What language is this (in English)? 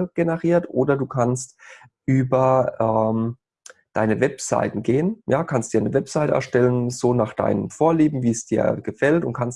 German